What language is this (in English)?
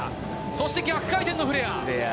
Japanese